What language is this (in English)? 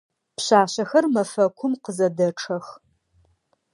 Adyghe